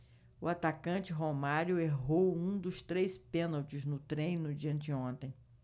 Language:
Portuguese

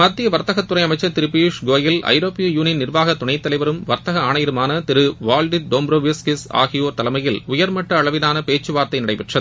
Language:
Tamil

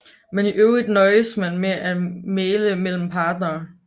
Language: Danish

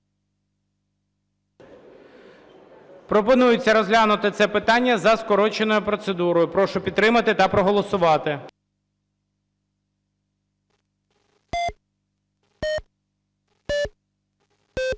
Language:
Ukrainian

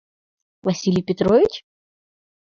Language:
Mari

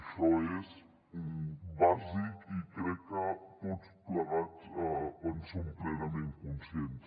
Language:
Catalan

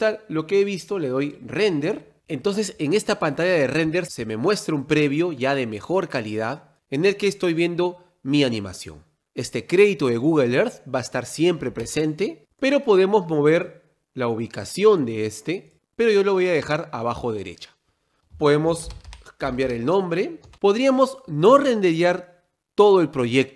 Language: Spanish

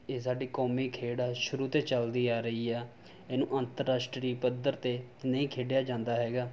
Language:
Punjabi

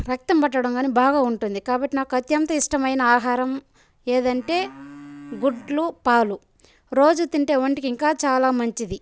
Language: Telugu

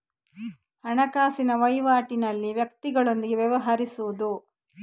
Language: Kannada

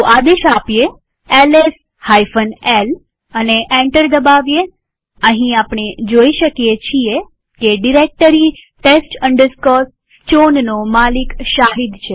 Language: Gujarati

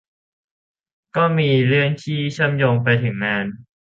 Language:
Thai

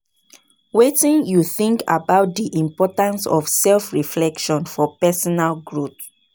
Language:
Nigerian Pidgin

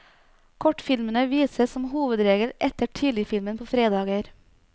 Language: Norwegian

